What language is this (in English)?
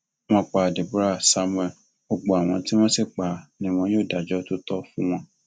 Yoruba